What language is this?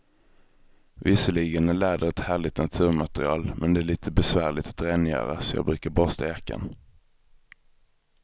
Swedish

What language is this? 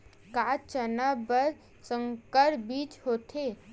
Chhattisgarhi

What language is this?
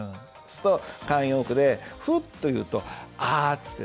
Japanese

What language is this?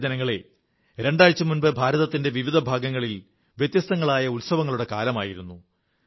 Malayalam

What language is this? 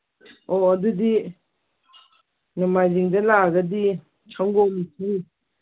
Manipuri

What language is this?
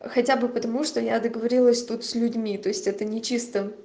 Russian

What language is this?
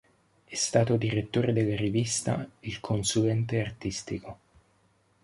Italian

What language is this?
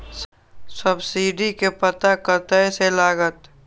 Maithili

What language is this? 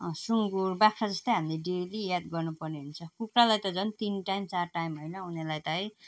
Nepali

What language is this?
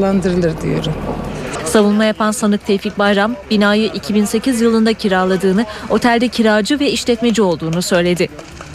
Turkish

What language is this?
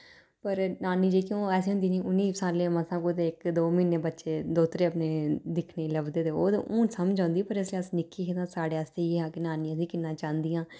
Dogri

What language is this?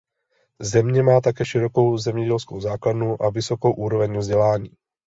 Czech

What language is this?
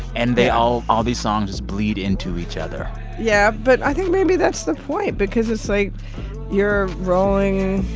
English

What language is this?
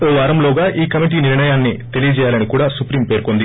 Telugu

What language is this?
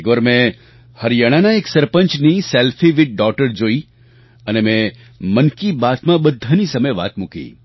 Gujarati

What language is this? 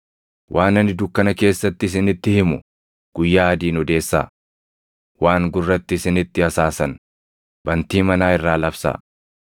Oromo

